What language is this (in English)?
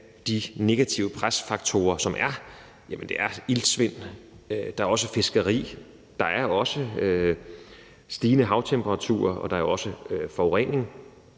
Danish